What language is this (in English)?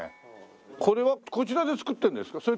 Japanese